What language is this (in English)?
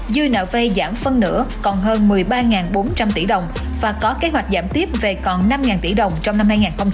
Vietnamese